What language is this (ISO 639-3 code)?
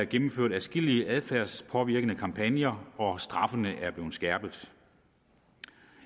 dan